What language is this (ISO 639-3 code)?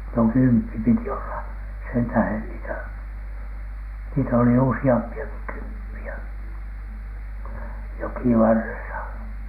fin